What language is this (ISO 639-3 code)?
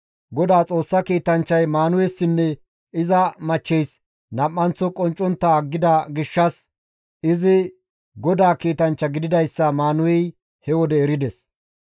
gmv